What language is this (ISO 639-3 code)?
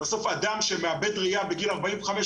heb